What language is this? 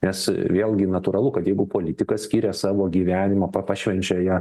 Lithuanian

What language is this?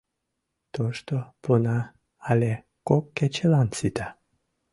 Mari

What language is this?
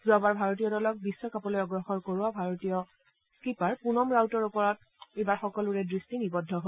Assamese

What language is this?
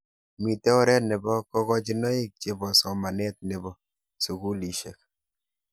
Kalenjin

